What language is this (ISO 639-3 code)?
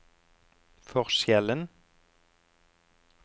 nor